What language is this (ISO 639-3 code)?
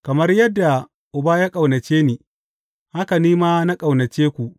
hau